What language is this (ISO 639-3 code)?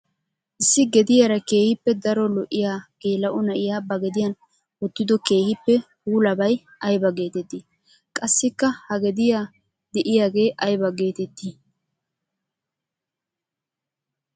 wal